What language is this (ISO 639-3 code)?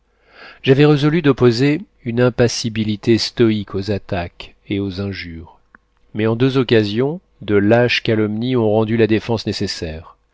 fra